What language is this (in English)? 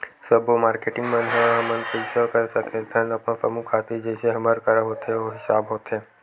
Chhattisgarhi